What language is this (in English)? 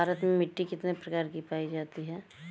Bhojpuri